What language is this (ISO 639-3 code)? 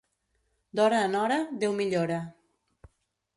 cat